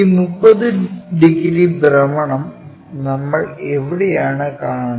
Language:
Malayalam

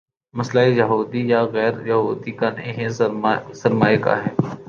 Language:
Urdu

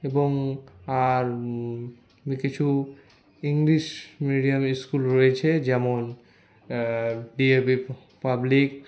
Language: Bangla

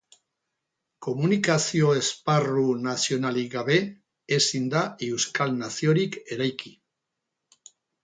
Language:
Basque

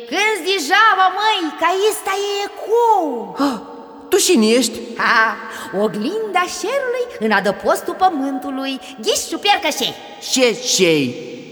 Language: Romanian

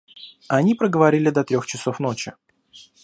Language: Russian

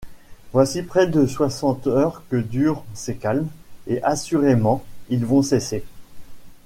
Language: French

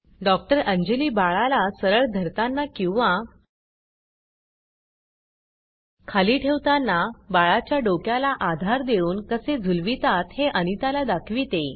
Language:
Marathi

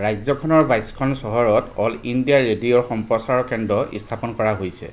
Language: Assamese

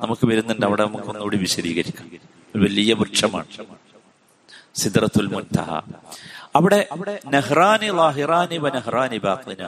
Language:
Malayalam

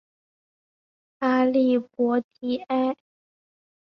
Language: Chinese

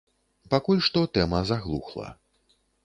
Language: Belarusian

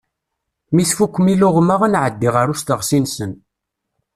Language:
Kabyle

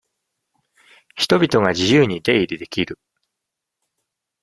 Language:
Japanese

